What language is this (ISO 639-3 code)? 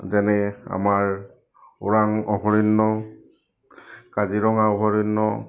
asm